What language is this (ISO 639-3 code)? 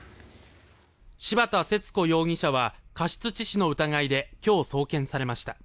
jpn